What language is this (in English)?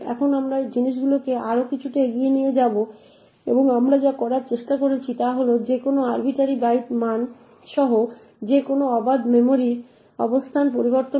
Bangla